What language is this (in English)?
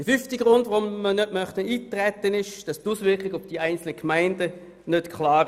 Swiss German